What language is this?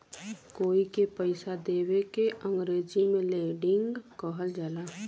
Bhojpuri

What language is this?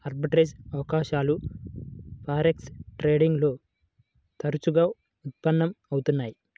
Telugu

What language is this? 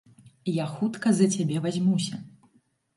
Belarusian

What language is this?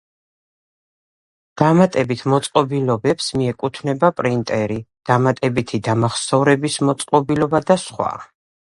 Georgian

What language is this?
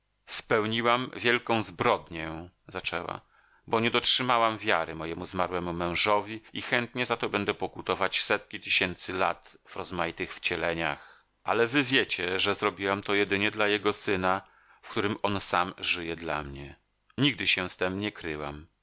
Polish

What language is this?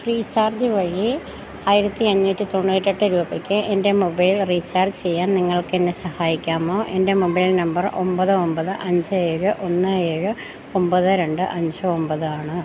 Malayalam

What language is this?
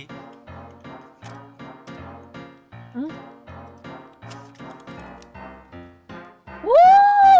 Korean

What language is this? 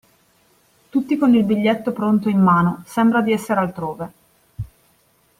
Italian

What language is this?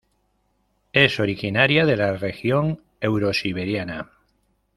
Spanish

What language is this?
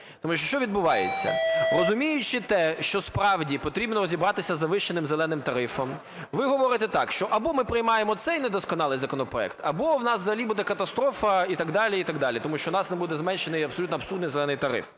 Ukrainian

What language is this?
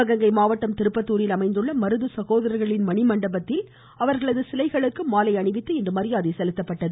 Tamil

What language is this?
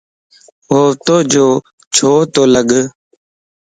Lasi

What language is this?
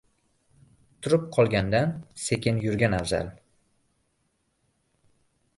Uzbek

